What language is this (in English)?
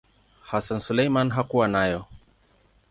Swahili